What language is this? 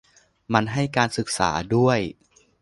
Thai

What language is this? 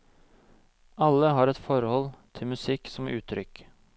Norwegian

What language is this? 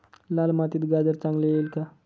Marathi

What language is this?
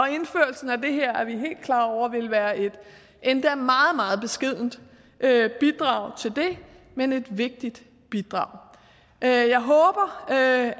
Danish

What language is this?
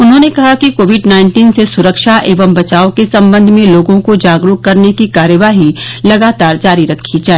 Hindi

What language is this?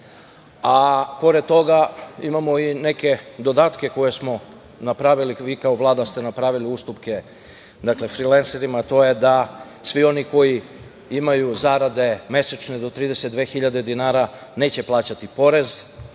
Serbian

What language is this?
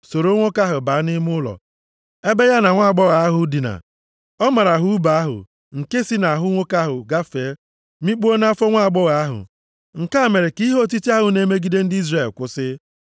Igbo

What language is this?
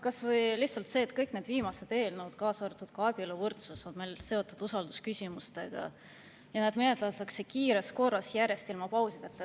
Estonian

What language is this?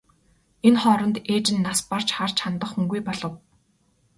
Mongolian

